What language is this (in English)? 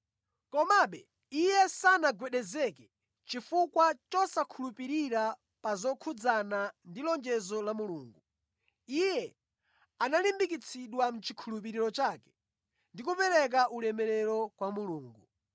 Nyanja